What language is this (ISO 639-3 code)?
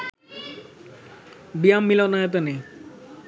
ben